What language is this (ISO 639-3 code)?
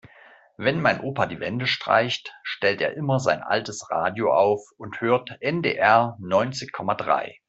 deu